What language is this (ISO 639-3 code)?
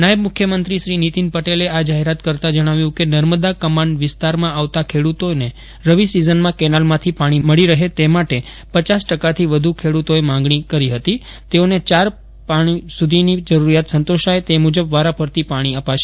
guj